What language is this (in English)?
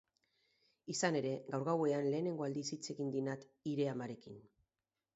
Basque